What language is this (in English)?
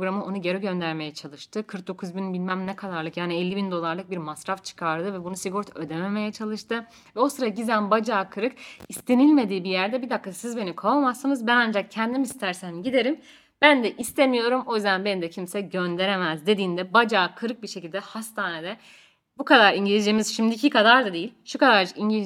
Turkish